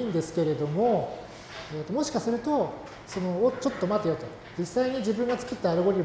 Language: Japanese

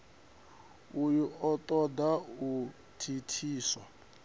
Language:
Venda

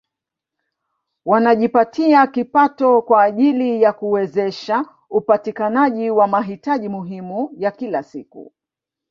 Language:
Swahili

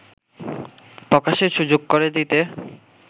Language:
Bangla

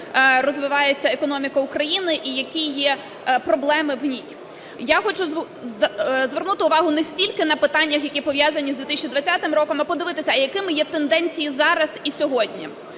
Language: Ukrainian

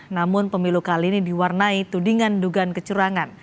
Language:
Indonesian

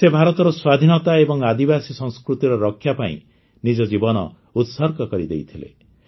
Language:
Odia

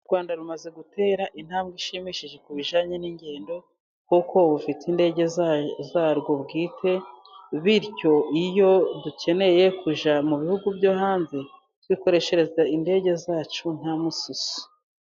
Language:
Kinyarwanda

